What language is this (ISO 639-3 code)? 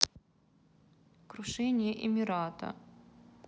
rus